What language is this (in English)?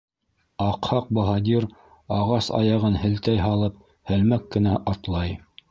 Bashkir